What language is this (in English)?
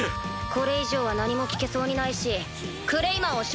Japanese